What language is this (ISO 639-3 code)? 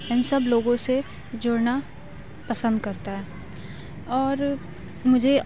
urd